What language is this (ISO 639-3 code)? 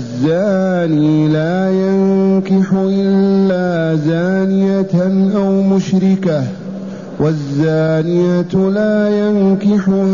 ara